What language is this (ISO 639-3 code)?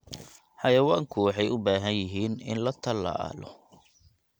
som